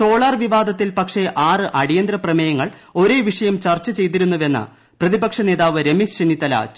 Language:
Malayalam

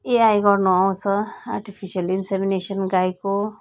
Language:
Nepali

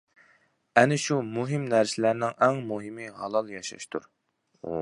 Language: Uyghur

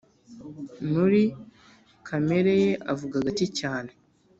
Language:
Kinyarwanda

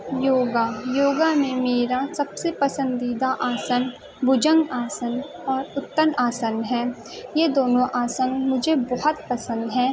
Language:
Urdu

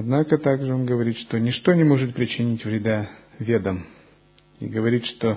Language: Russian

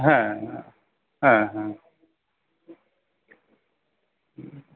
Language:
Bangla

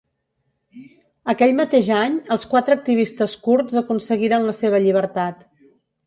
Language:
Catalan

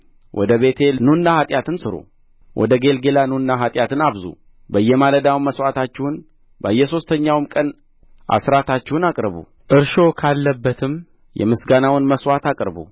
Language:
Amharic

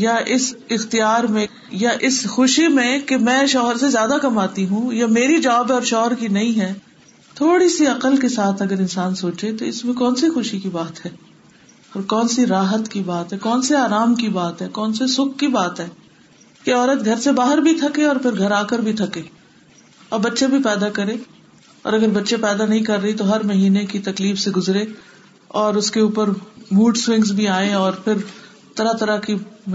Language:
Urdu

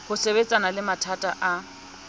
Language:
Southern Sotho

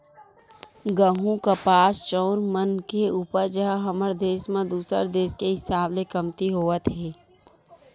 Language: Chhattisgarhi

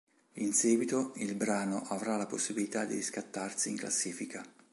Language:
Italian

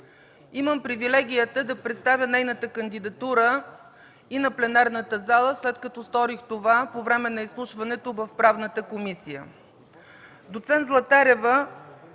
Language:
Bulgarian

